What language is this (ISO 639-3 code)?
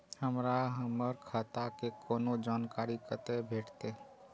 mai